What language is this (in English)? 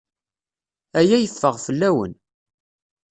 Kabyle